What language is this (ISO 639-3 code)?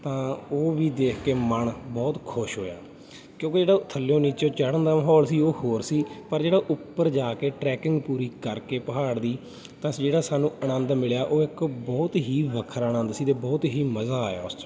pan